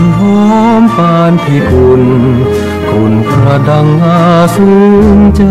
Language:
Thai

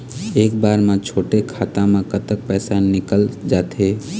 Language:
Chhattisgarhi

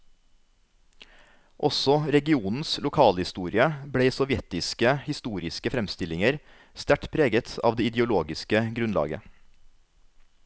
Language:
Norwegian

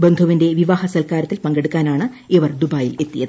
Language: Malayalam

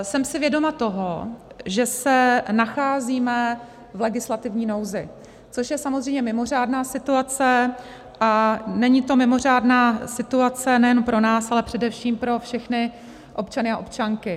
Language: Czech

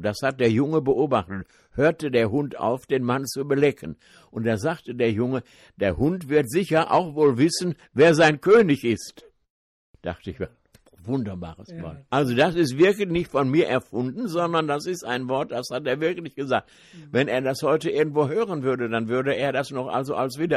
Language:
German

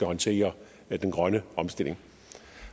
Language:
Danish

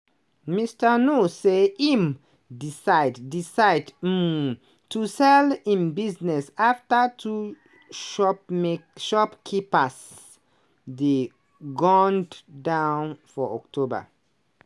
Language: Nigerian Pidgin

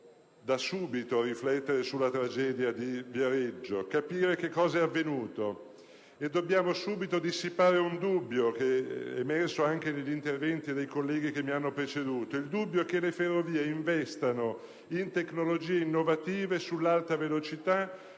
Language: Italian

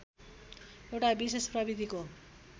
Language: Nepali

